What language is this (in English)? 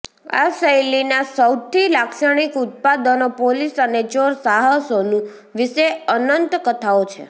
Gujarati